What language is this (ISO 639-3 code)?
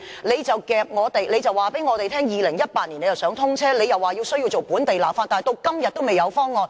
yue